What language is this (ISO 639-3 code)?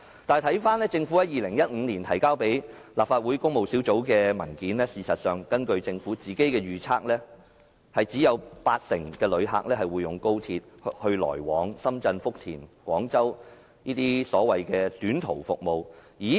yue